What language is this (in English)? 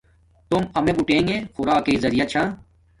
Domaaki